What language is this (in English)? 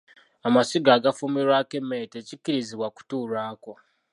Ganda